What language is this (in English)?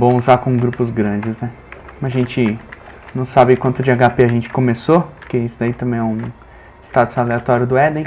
Portuguese